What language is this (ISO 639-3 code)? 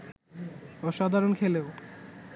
ben